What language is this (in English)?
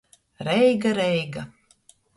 Latgalian